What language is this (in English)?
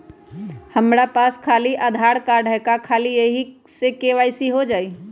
Magahi